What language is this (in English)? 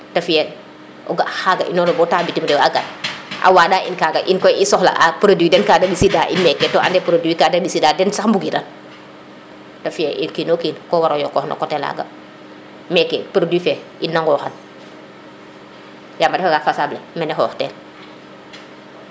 Serer